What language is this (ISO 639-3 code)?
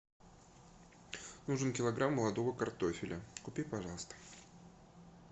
rus